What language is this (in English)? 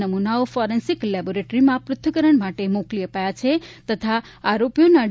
Gujarati